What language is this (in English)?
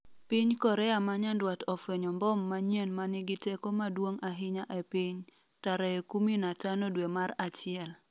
Luo (Kenya and Tanzania)